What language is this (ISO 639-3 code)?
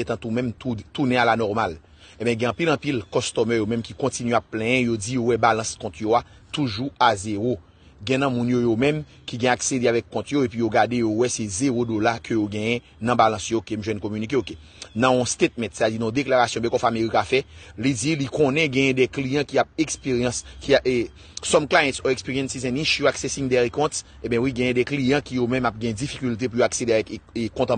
fra